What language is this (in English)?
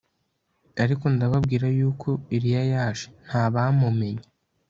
Kinyarwanda